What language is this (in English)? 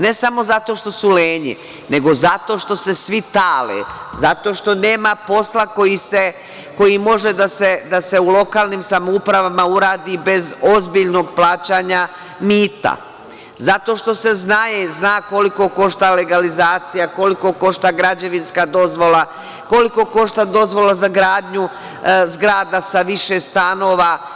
Serbian